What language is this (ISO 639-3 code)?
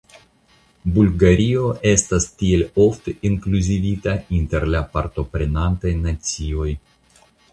epo